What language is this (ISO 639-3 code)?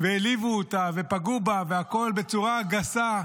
heb